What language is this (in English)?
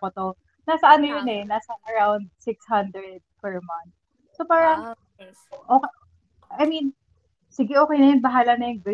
Filipino